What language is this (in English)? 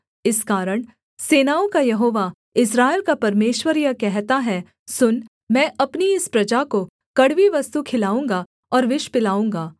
Hindi